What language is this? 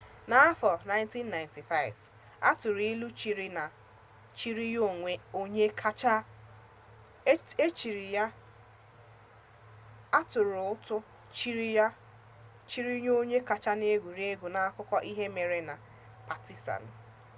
Igbo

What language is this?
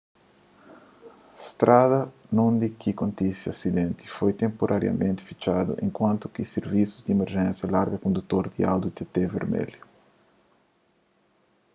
Kabuverdianu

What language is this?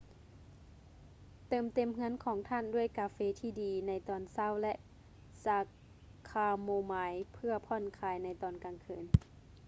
Lao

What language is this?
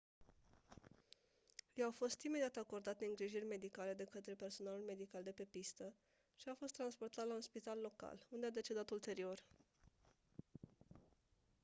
Romanian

